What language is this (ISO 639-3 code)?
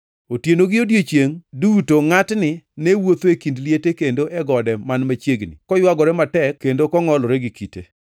luo